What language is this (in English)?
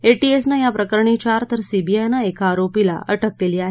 Marathi